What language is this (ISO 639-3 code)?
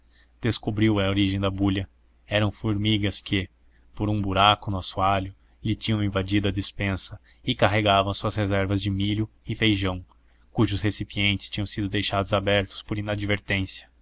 por